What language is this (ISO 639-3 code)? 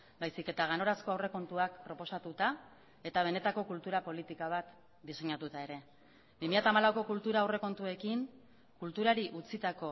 eus